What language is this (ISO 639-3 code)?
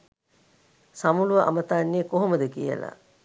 sin